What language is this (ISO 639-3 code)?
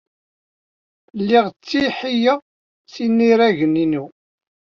kab